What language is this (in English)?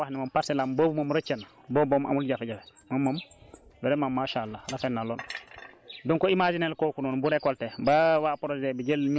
Wolof